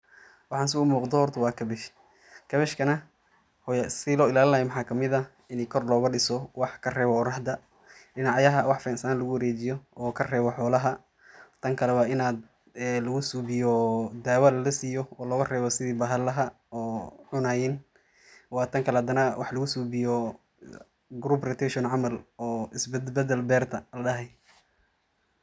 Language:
Somali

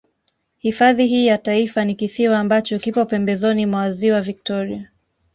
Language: Swahili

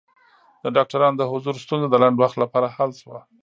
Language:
Pashto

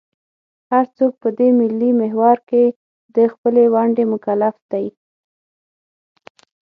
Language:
Pashto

